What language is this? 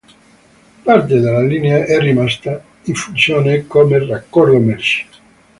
Italian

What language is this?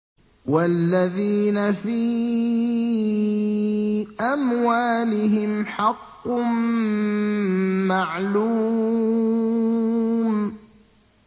Arabic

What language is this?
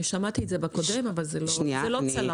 Hebrew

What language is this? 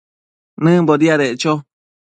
Matsés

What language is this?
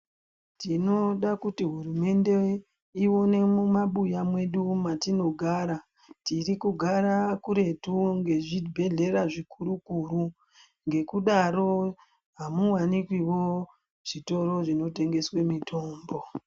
Ndau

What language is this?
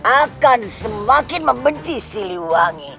Indonesian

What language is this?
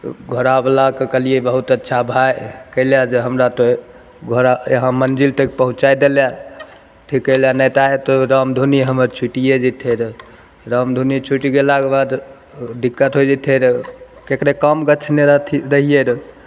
Maithili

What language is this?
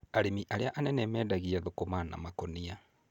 Kikuyu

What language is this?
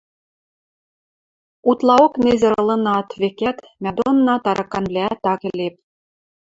Western Mari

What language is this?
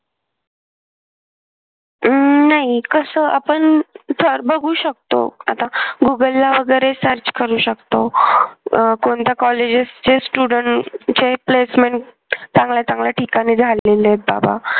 Marathi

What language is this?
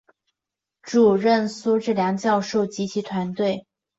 Chinese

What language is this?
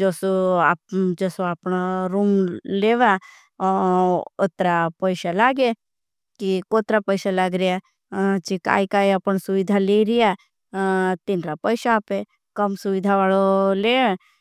Bhili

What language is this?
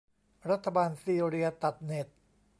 Thai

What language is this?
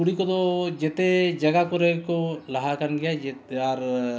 Santali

